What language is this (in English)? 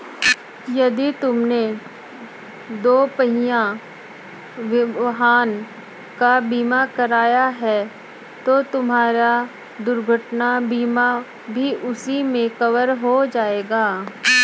Hindi